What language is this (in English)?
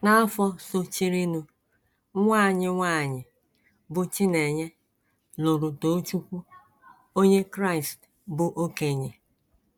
Igbo